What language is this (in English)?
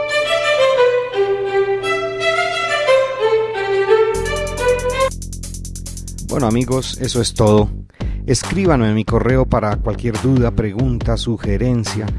Spanish